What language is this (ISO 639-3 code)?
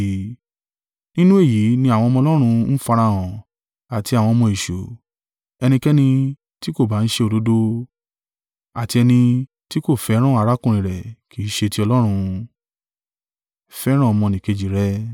yor